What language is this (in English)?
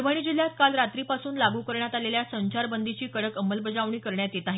Marathi